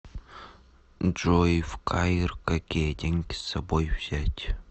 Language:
Russian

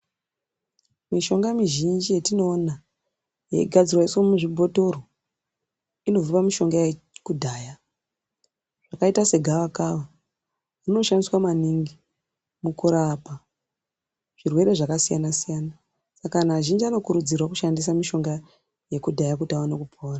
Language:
Ndau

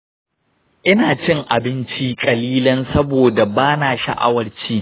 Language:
Hausa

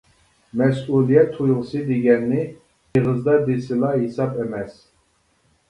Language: Uyghur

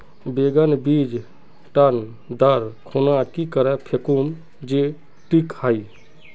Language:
Magahi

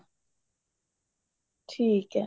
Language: Punjabi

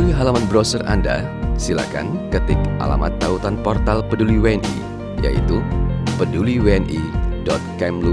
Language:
Indonesian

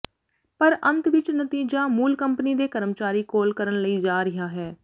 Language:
Punjabi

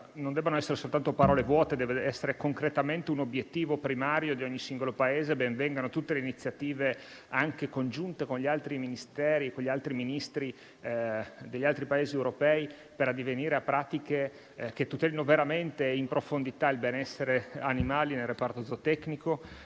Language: Italian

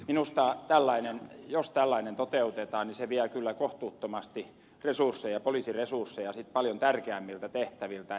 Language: Finnish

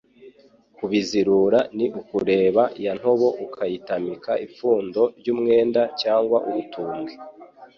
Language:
Kinyarwanda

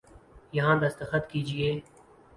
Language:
Urdu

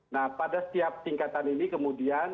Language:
Indonesian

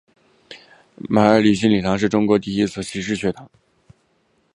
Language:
Chinese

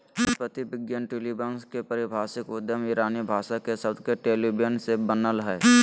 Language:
Magahi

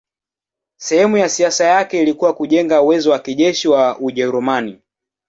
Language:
Swahili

